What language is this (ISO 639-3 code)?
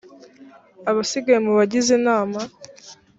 kin